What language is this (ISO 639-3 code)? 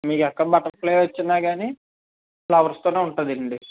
tel